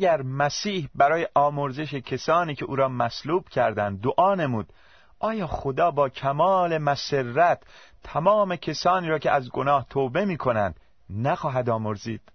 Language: Persian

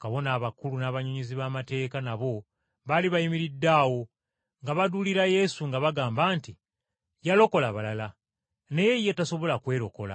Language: Ganda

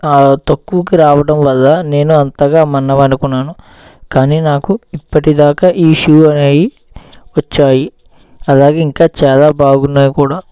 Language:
Telugu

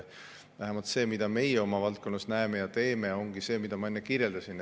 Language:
Estonian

